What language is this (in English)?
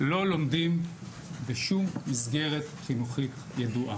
Hebrew